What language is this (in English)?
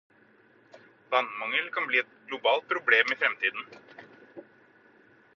Norwegian Bokmål